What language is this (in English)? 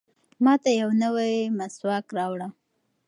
Pashto